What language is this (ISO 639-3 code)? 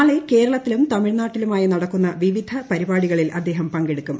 mal